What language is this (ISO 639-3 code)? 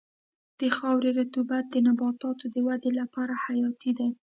pus